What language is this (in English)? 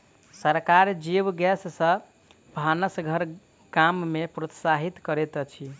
Maithili